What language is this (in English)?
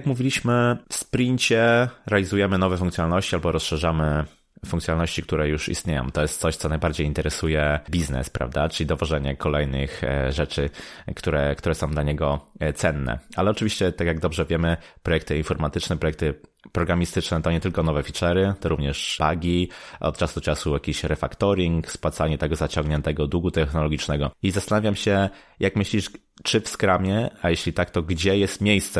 Polish